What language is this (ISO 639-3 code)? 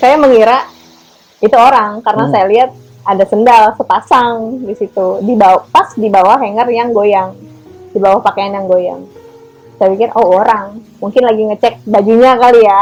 ind